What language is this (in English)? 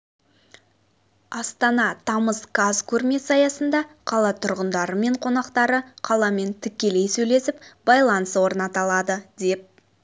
Kazakh